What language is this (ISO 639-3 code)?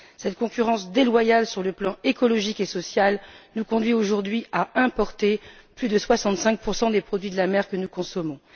fra